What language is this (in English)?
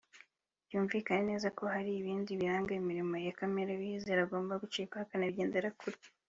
Kinyarwanda